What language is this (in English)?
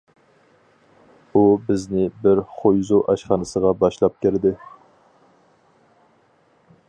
Uyghur